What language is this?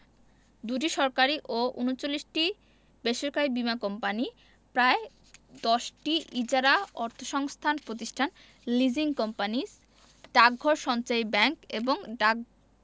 Bangla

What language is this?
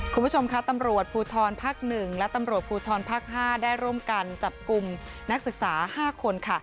Thai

